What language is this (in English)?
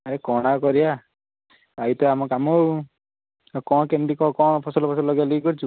Odia